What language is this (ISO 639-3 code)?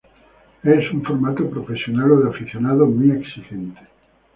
spa